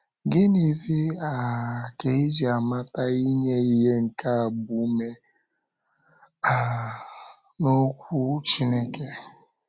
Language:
Igbo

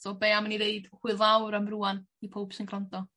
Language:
Welsh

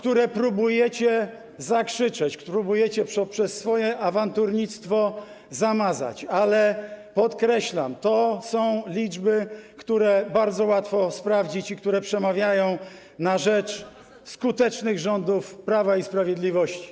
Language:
Polish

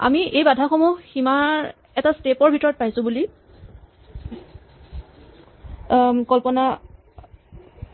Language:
Assamese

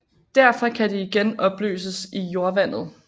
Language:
Danish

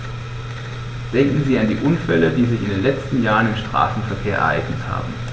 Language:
German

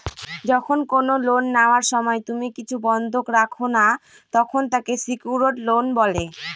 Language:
Bangla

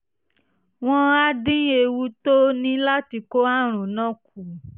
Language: Yoruba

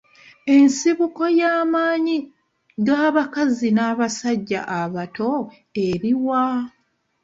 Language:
Ganda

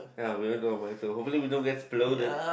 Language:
English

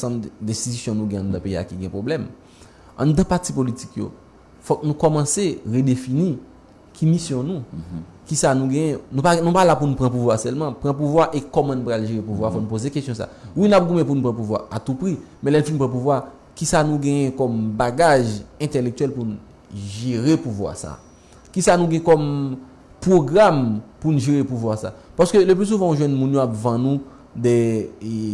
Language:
French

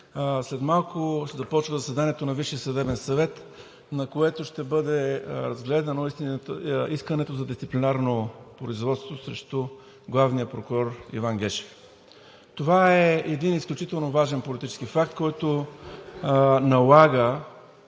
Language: Bulgarian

